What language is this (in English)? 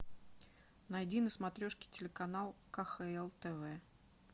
Russian